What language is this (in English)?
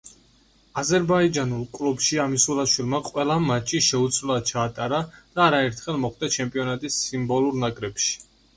Georgian